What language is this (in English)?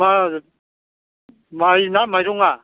Bodo